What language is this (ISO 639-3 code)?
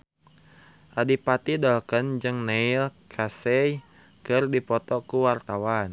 sun